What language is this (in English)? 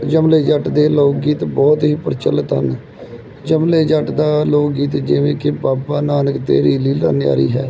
Punjabi